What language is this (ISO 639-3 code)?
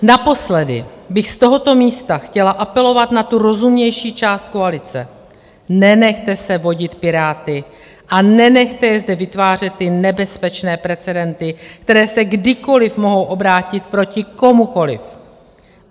ces